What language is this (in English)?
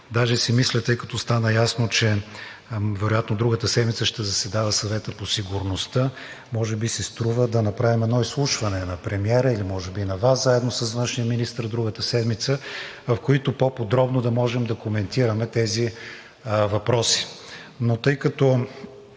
Bulgarian